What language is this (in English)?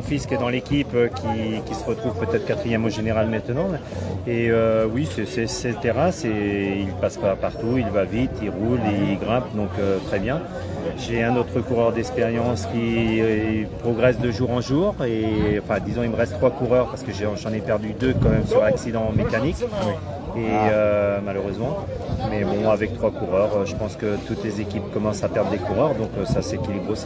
French